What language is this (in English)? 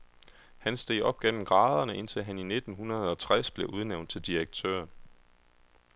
Danish